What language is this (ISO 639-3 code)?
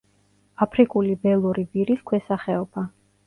kat